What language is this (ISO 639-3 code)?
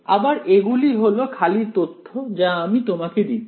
ben